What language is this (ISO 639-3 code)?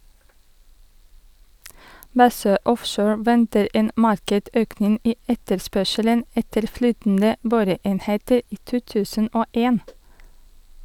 nor